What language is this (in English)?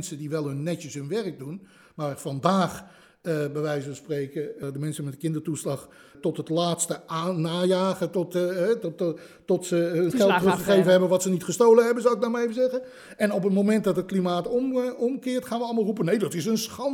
Dutch